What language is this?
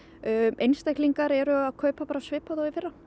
Icelandic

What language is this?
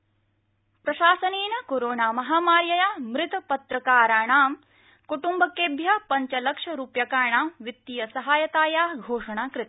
Sanskrit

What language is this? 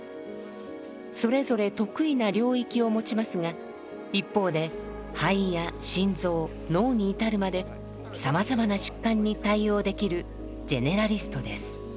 Japanese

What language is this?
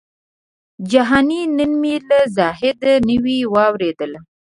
Pashto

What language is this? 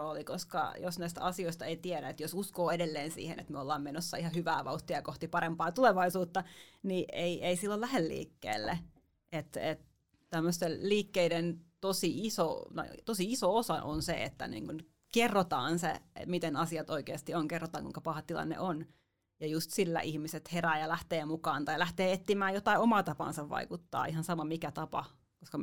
Finnish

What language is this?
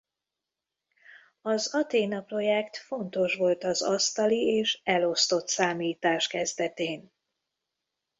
Hungarian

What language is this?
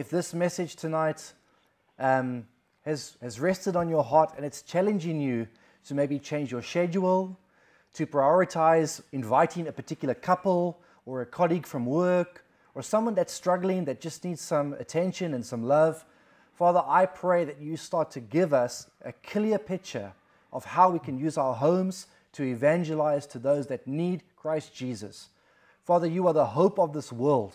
Czech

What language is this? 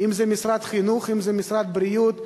Hebrew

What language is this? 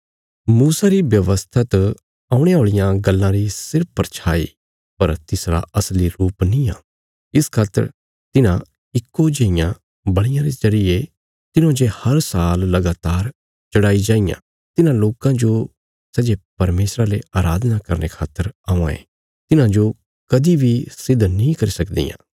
Bilaspuri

